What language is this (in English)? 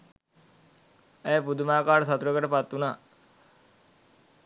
Sinhala